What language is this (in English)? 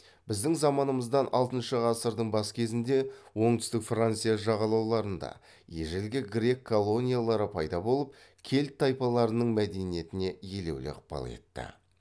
Kazakh